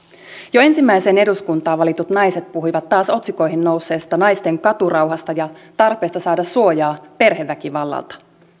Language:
Finnish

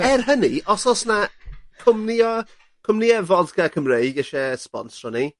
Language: Welsh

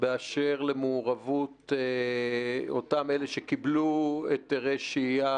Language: Hebrew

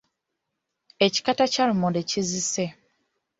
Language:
Ganda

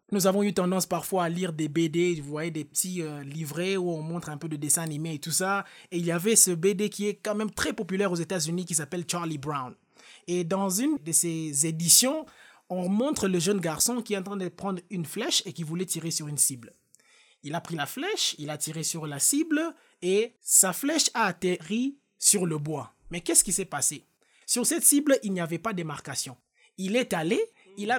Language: French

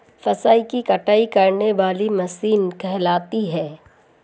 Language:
Hindi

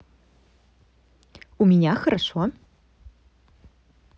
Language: Russian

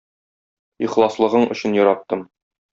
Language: Tatar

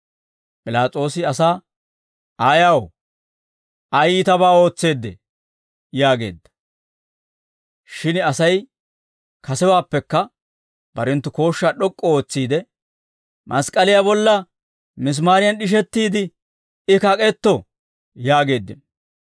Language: Dawro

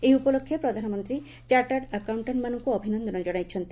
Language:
Odia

